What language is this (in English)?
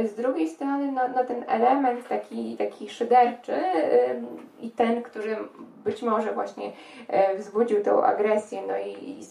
Polish